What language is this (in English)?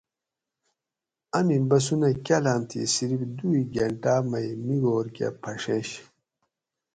Gawri